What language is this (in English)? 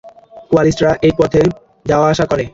Bangla